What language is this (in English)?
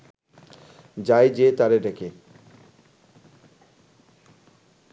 Bangla